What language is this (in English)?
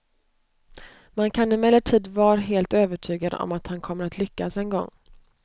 Swedish